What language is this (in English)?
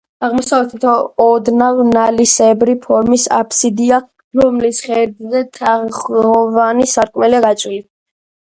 Georgian